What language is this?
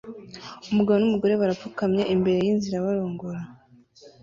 Kinyarwanda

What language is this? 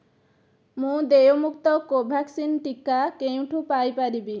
Odia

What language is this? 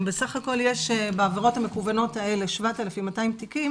Hebrew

